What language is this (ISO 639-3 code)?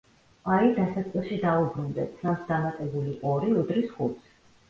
kat